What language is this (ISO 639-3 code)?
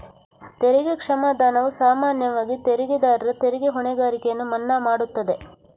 kan